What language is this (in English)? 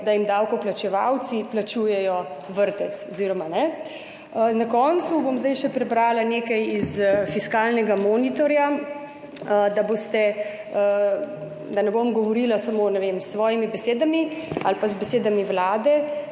Slovenian